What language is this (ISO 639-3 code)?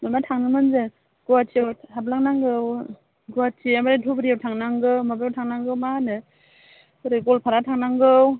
brx